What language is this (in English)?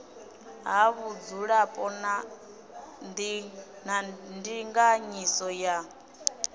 Venda